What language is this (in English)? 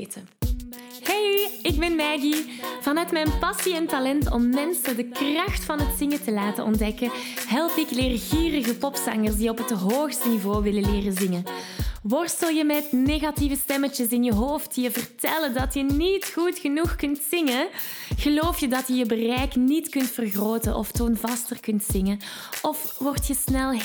Dutch